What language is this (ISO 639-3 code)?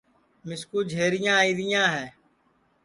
ssi